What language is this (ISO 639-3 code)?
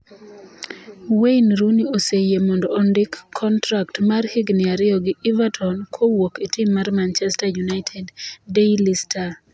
luo